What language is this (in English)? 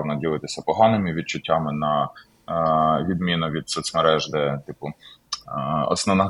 Ukrainian